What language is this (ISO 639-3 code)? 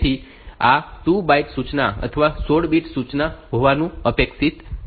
guj